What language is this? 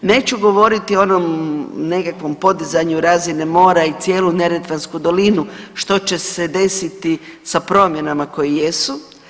Croatian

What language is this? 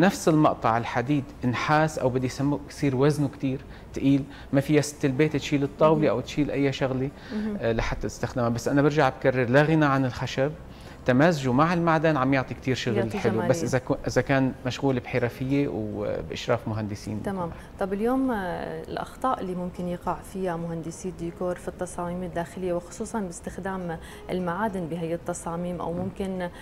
Arabic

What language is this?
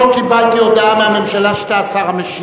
Hebrew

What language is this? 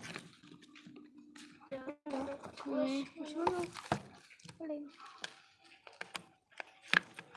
Indonesian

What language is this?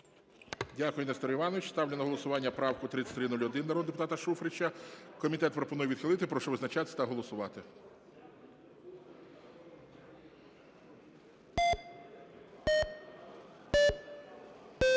Ukrainian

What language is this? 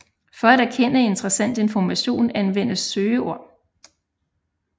Danish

